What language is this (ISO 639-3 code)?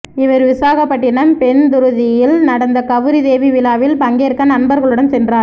tam